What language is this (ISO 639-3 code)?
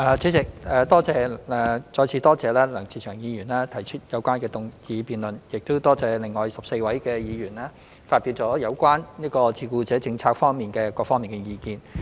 yue